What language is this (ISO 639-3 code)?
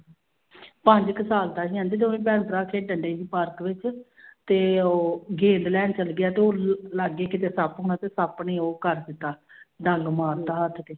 pan